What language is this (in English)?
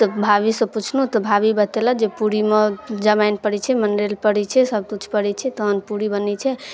Maithili